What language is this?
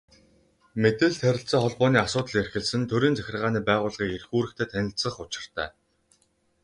Mongolian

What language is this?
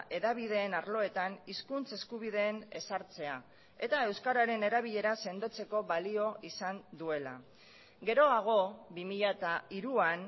Basque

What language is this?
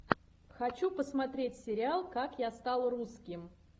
Russian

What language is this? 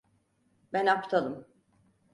Turkish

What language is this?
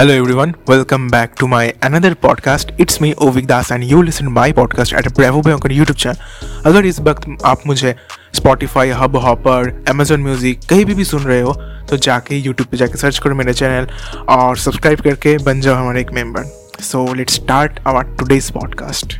Hindi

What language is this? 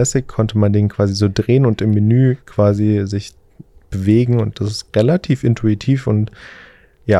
German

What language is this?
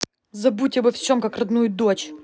Russian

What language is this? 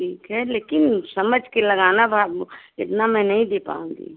Hindi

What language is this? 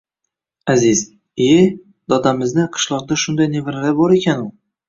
Uzbek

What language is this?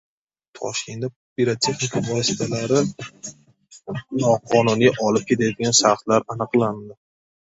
Uzbek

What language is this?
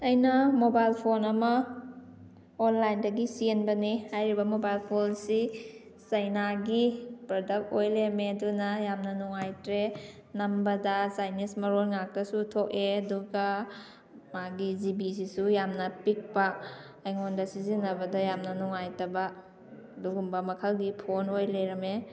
Manipuri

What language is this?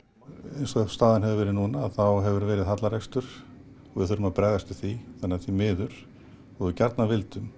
Icelandic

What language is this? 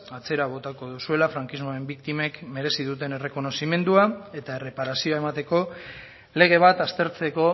Basque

